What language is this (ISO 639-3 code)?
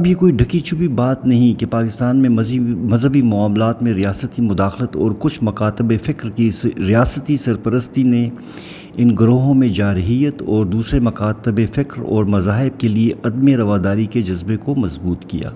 urd